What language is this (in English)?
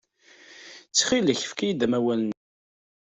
Kabyle